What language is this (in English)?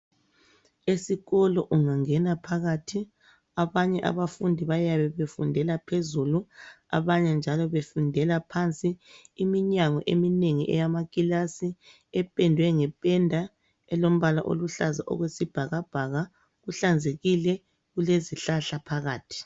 North Ndebele